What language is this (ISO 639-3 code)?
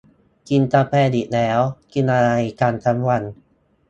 tha